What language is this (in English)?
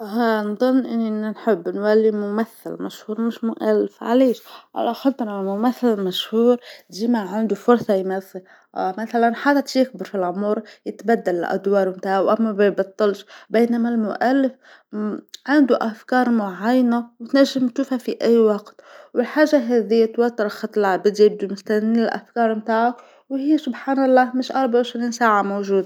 Tunisian Arabic